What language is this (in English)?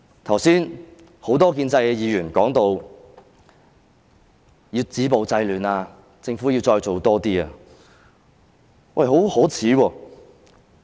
Cantonese